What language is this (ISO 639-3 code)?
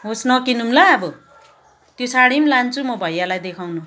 nep